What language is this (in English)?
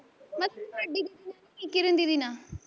Punjabi